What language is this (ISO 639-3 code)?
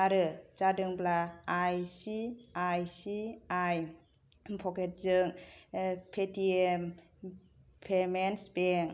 brx